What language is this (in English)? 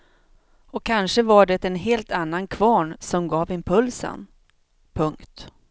Swedish